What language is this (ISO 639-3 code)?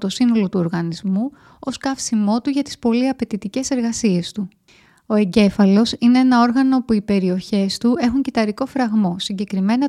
ell